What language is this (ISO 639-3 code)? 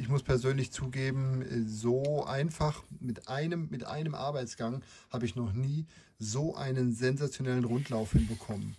deu